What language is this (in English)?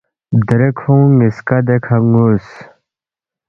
Balti